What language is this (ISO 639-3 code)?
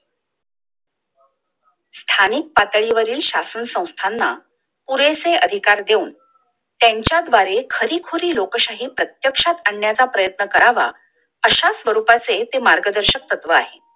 mar